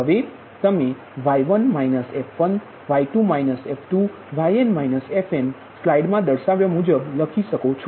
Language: Gujarati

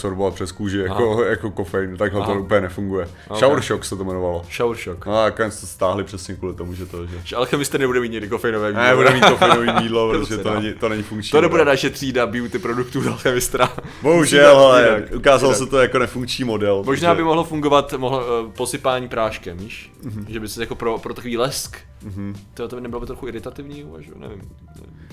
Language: Czech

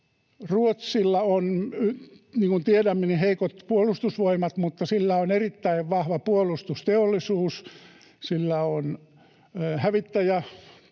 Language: Finnish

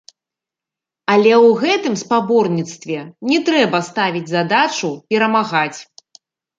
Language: Belarusian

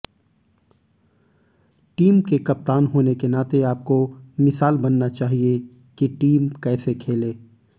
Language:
Hindi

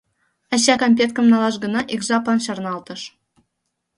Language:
Mari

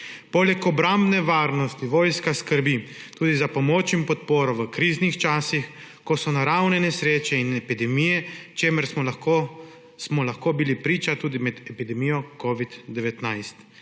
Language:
Slovenian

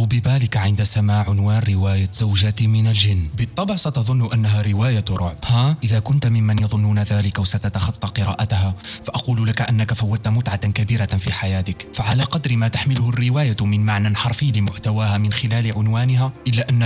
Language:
Arabic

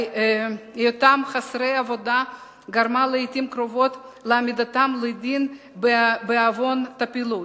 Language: Hebrew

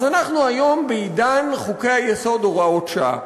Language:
Hebrew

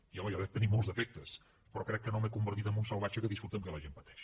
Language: Catalan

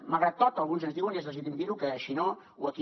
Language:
Catalan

